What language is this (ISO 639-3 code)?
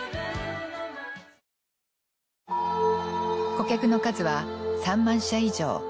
jpn